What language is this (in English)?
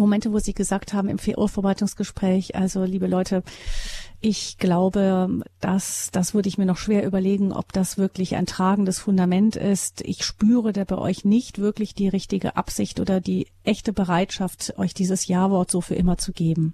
German